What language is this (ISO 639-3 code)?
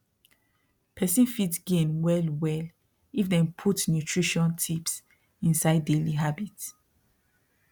pcm